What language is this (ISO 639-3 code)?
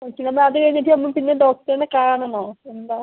mal